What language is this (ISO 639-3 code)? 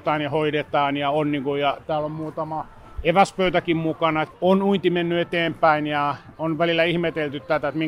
fin